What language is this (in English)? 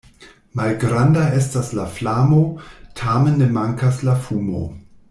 Esperanto